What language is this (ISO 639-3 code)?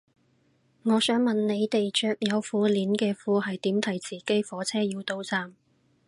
yue